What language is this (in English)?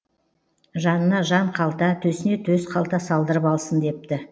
Kazakh